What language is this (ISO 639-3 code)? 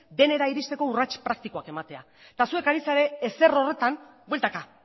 eus